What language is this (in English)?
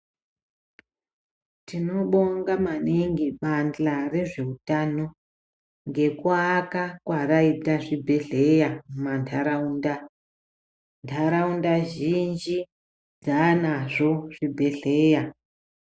Ndau